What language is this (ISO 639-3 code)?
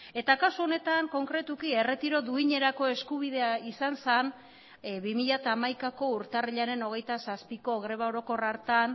eus